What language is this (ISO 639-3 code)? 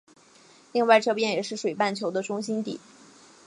zho